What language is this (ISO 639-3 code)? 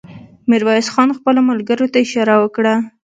pus